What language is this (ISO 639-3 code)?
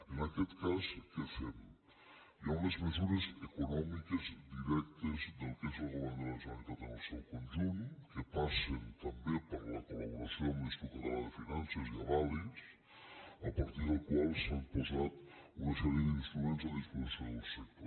cat